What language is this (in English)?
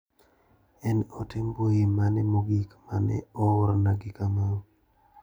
Luo (Kenya and Tanzania)